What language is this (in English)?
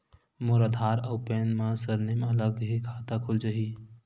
Chhattisgarhi